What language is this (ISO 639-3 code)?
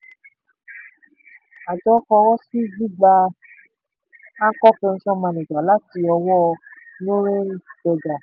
yor